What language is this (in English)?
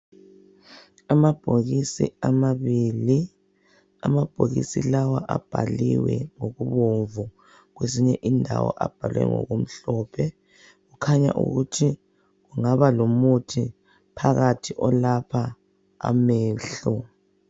North Ndebele